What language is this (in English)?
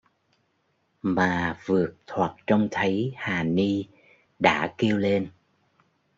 Vietnamese